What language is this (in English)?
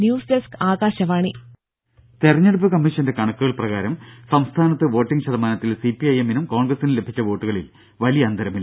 Malayalam